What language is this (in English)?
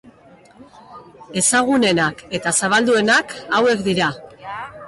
Basque